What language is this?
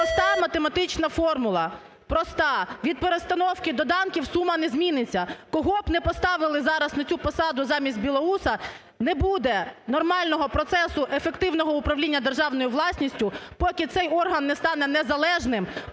Ukrainian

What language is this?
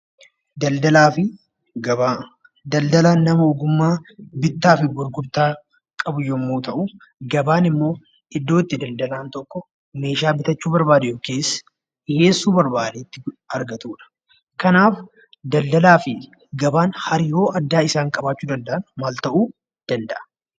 Oromo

